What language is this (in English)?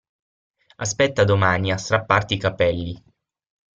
Italian